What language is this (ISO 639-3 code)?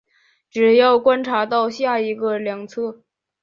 zho